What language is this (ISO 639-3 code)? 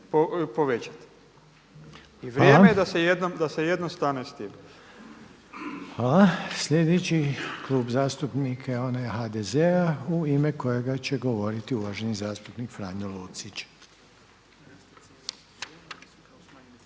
hrv